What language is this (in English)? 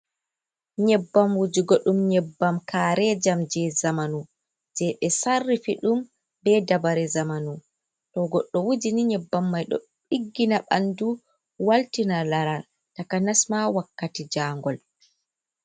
Fula